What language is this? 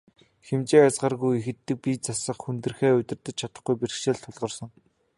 Mongolian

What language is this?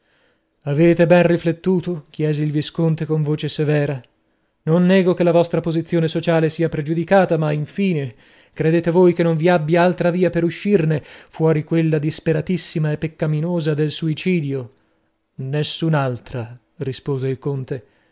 Italian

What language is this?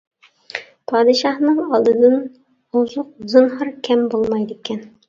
Uyghur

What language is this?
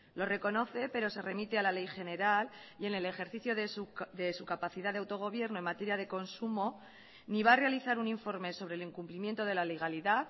Spanish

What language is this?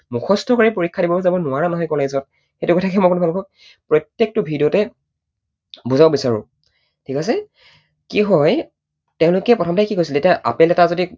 Assamese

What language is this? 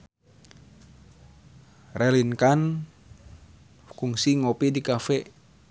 Sundanese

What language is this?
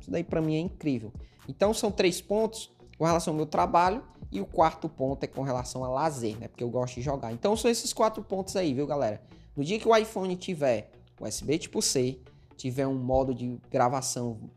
Portuguese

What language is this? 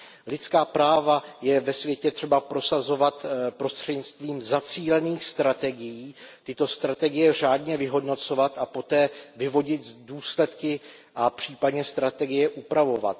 Czech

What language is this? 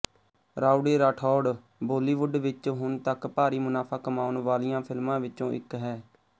Punjabi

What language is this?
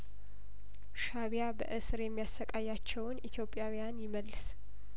Amharic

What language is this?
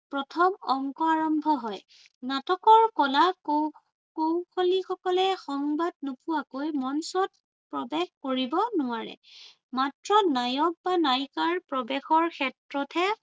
Assamese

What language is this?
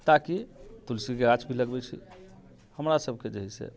Maithili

